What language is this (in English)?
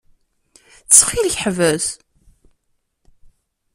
Kabyle